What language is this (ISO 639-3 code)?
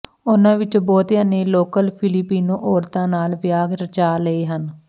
pan